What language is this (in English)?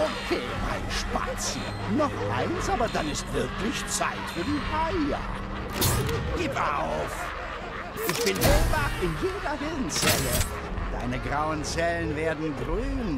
German